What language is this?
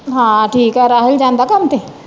Punjabi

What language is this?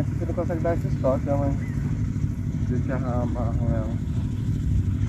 Portuguese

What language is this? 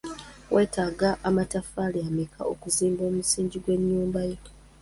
Ganda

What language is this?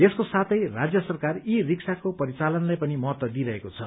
Nepali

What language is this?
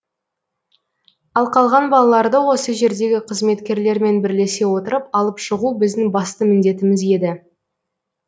Kazakh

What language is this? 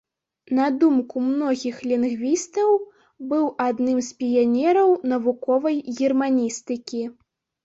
Belarusian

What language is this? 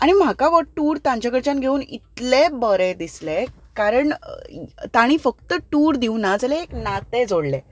Konkani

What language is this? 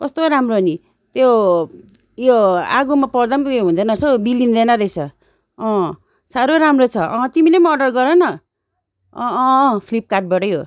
Nepali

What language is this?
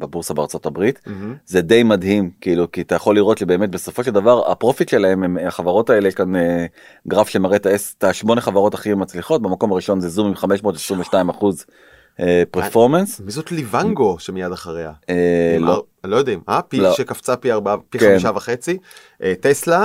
Hebrew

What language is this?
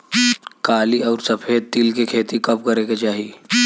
Bhojpuri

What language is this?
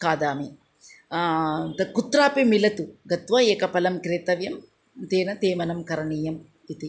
Sanskrit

